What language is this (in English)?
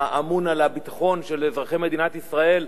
Hebrew